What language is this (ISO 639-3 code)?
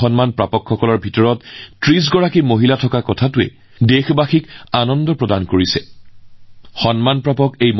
asm